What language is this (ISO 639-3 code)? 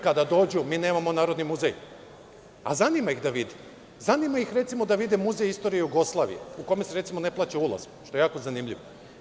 srp